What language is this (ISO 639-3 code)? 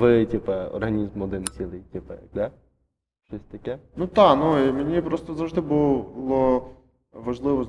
ukr